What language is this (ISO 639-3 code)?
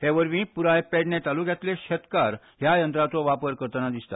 kok